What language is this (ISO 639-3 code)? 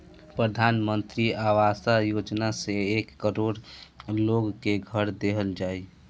bho